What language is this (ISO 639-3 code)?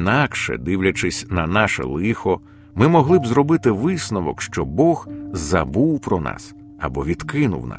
ukr